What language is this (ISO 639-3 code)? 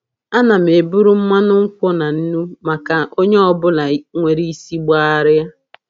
ibo